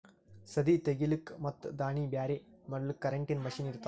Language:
Kannada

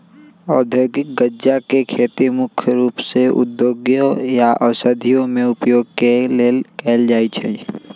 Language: Magahi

